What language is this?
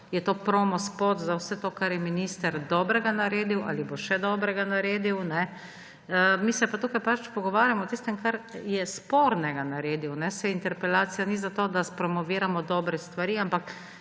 Slovenian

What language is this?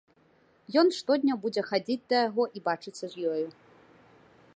Belarusian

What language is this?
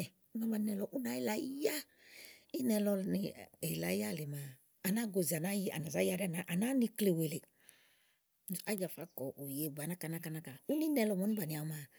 Igo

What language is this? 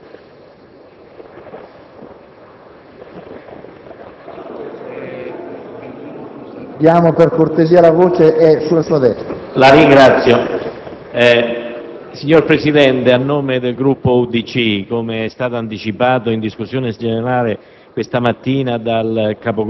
Italian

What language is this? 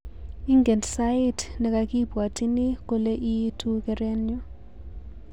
Kalenjin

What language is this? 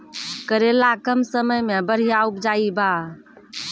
Maithili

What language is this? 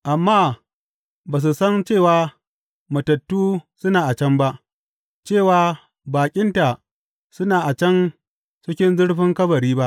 Hausa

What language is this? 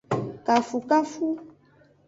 Aja (Benin)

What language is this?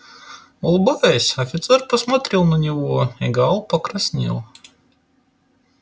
Russian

